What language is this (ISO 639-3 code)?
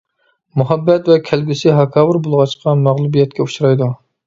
uig